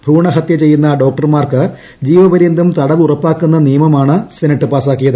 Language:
Malayalam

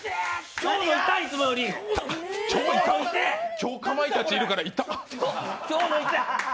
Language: Japanese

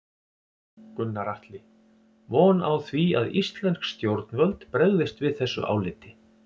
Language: Icelandic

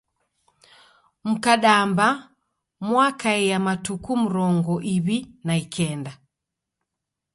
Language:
Taita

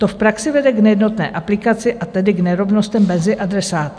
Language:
Czech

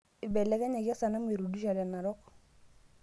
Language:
Masai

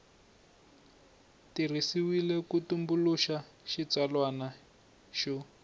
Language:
Tsonga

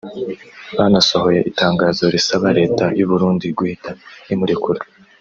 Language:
Kinyarwanda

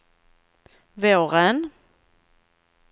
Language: Swedish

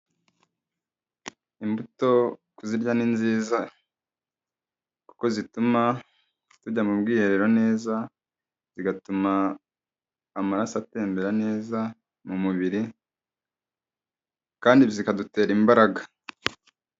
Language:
Kinyarwanda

